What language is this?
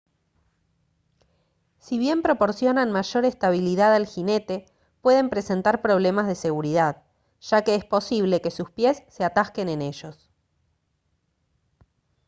Spanish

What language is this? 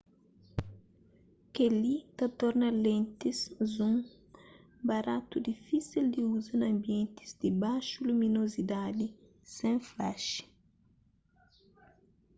Kabuverdianu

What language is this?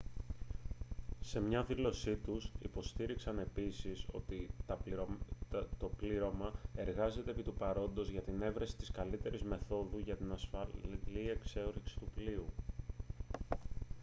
Greek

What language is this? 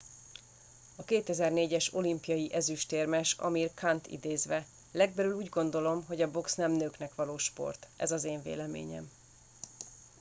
Hungarian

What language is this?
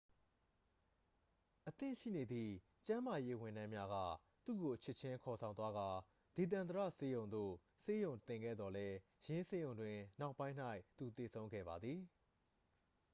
Burmese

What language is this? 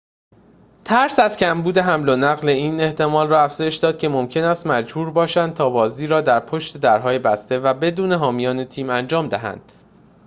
Persian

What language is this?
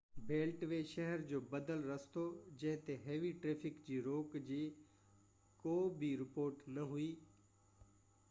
Sindhi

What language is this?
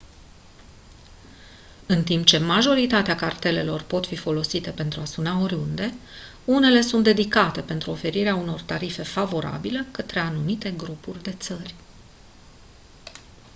Romanian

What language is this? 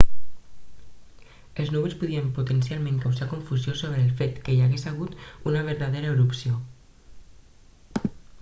Catalan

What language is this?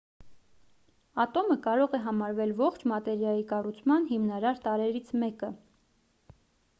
Armenian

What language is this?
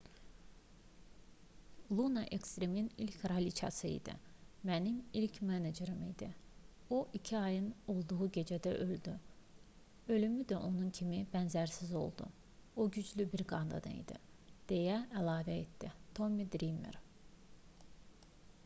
Azerbaijani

